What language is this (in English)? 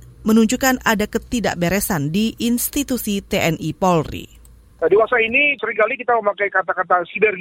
Indonesian